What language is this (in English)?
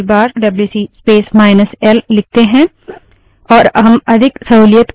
Hindi